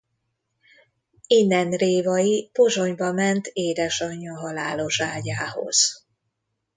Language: Hungarian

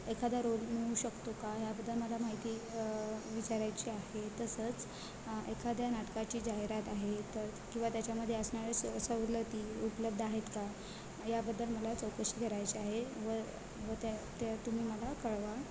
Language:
Marathi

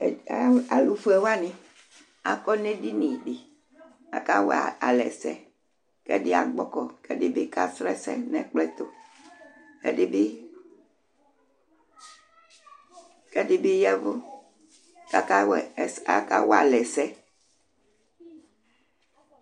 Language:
Ikposo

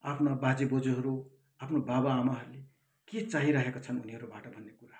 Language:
Nepali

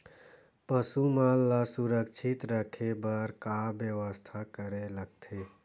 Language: Chhattisgarhi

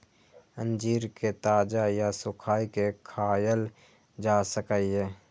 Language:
Maithili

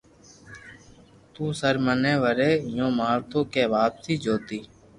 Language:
Loarki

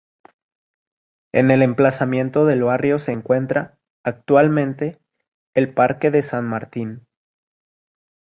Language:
Spanish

